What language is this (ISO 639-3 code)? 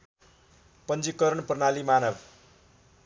nep